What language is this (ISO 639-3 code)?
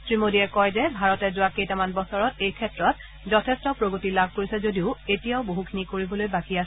asm